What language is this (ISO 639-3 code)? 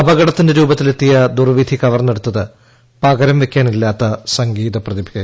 mal